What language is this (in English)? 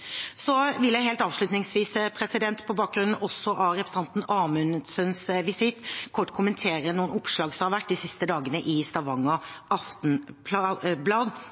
Norwegian Bokmål